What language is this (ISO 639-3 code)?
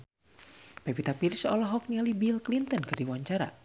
sun